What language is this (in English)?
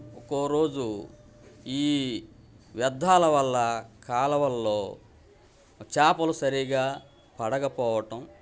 Telugu